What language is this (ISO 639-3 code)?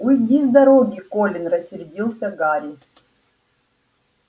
rus